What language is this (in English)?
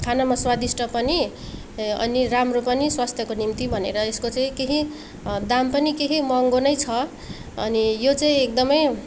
Nepali